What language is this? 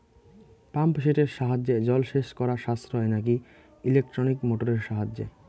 Bangla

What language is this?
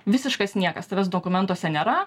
Lithuanian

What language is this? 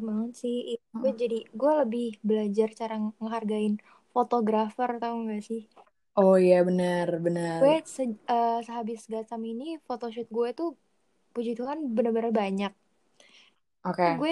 Indonesian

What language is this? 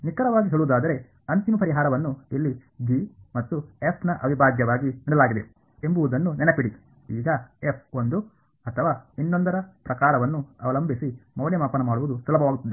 Kannada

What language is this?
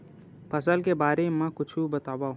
Chhattisgarhi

